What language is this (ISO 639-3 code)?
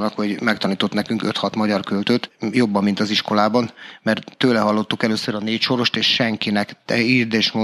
hun